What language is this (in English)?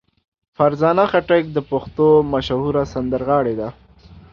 Pashto